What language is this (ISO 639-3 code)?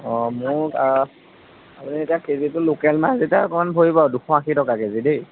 asm